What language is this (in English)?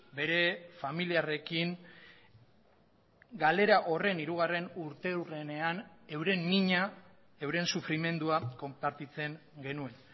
Basque